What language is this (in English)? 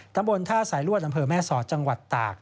Thai